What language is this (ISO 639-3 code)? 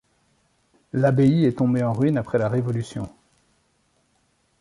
fra